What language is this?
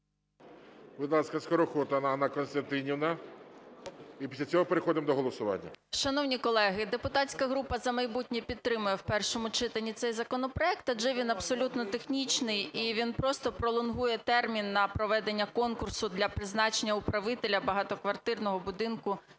Ukrainian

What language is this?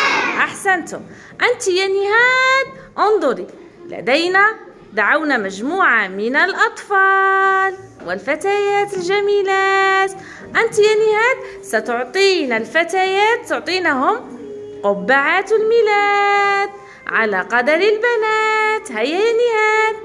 Arabic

